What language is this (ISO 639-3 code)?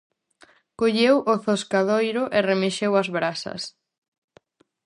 glg